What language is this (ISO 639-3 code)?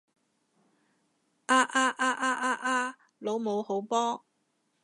yue